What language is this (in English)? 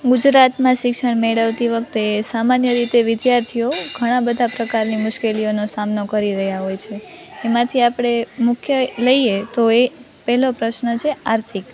Gujarati